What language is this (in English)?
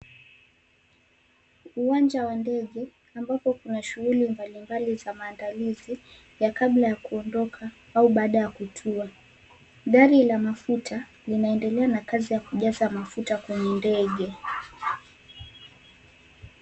Swahili